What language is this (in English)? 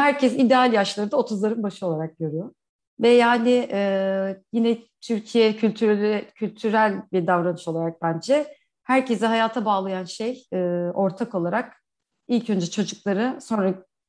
Turkish